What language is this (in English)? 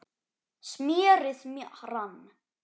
Icelandic